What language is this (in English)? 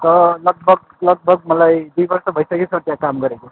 Nepali